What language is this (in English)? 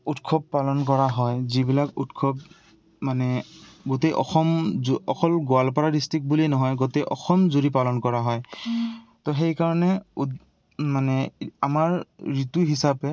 Assamese